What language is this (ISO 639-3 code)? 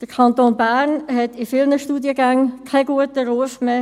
gsw